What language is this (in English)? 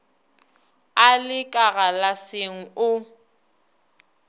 Northern Sotho